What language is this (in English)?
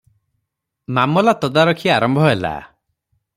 Odia